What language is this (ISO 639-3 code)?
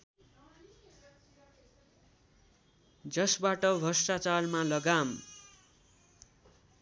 nep